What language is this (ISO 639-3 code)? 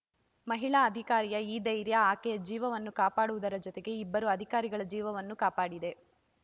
kan